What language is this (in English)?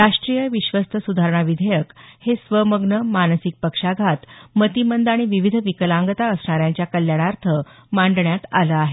Marathi